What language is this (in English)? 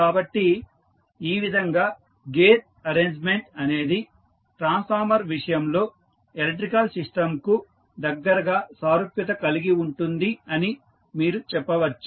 Telugu